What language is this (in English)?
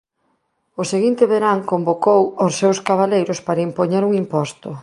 Galician